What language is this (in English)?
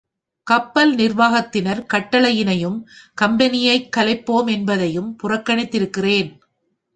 Tamil